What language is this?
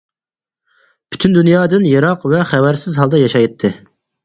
Uyghur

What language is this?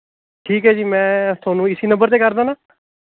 Punjabi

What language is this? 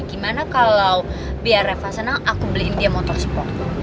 Indonesian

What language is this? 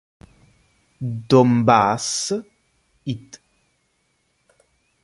Italian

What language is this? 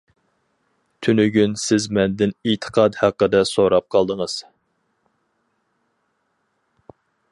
Uyghur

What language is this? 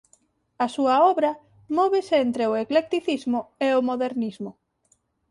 Galician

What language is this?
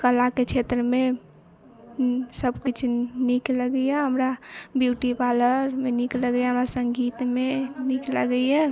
Maithili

